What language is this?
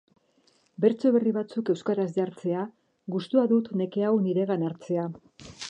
Basque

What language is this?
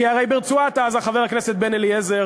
Hebrew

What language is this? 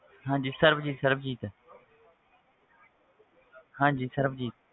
Punjabi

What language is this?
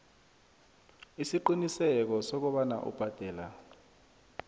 South Ndebele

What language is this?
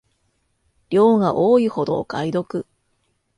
Japanese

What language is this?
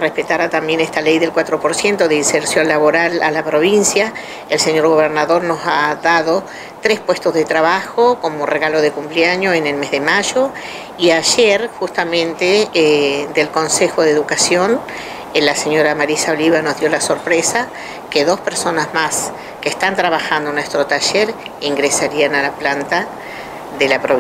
Spanish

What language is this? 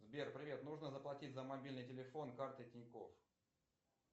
Russian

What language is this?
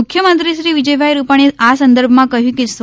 Gujarati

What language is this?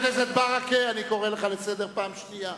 Hebrew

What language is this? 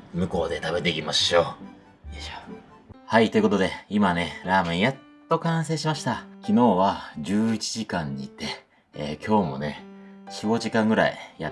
Japanese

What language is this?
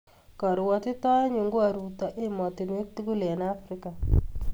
Kalenjin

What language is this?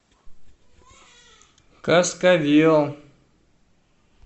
Russian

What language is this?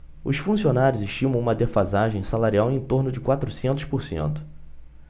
Portuguese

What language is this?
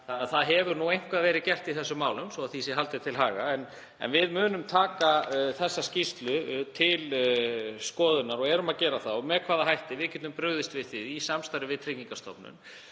Icelandic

